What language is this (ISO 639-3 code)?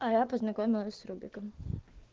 rus